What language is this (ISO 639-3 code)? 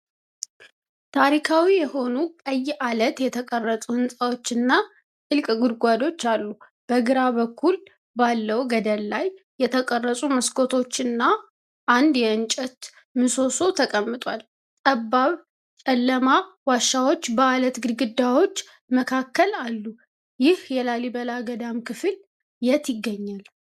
amh